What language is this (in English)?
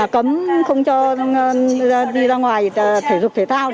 Vietnamese